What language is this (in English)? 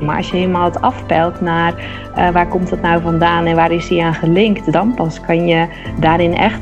Dutch